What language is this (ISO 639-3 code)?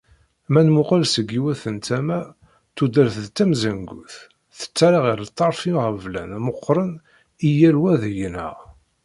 kab